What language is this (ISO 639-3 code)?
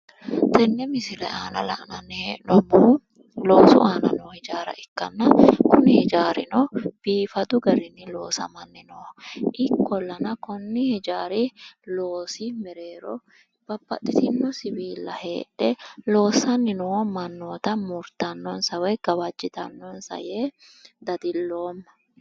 sid